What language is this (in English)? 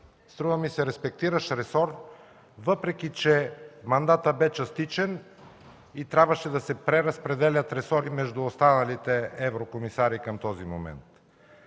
Bulgarian